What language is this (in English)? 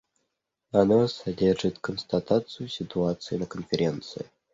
Russian